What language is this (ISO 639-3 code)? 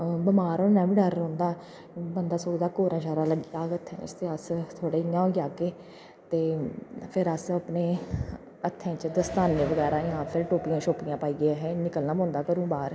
doi